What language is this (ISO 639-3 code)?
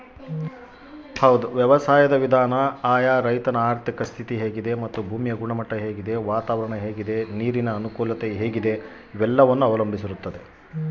kan